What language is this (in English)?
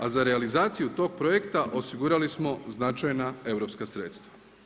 Croatian